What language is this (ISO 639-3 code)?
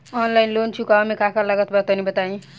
bho